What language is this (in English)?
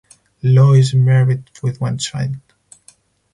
English